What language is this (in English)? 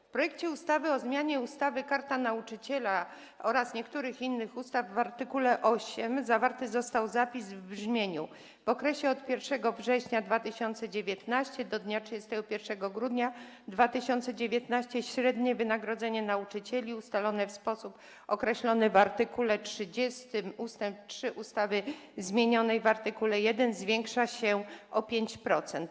Polish